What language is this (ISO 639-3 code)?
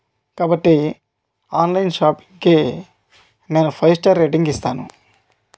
tel